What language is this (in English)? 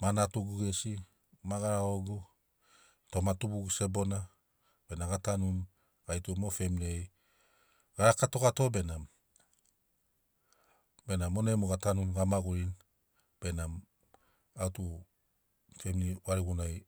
Sinaugoro